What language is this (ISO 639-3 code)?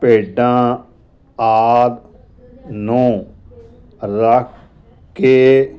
pan